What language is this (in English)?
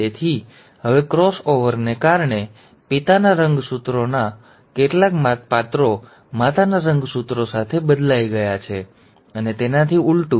Gujarati